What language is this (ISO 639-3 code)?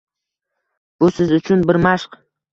uzb